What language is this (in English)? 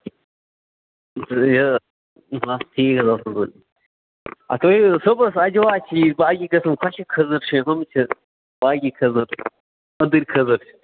Kashmiri